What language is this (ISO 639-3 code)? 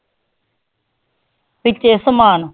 pan